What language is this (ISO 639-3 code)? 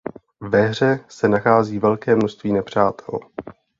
ces